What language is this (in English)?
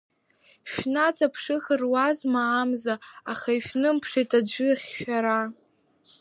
Abkhazian